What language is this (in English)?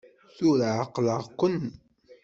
Kabyle